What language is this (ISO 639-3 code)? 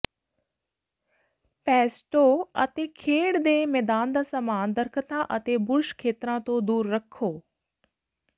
pan